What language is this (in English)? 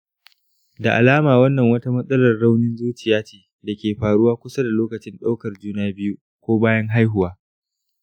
Hausa